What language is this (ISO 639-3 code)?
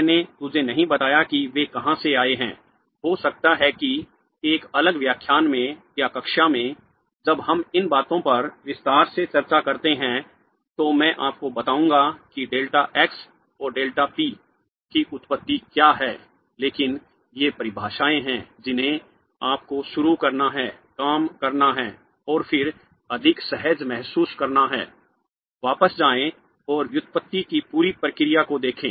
hin